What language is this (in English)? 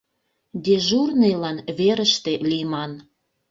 Mari